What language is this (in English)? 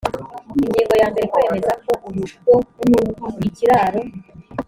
Kinyarwanda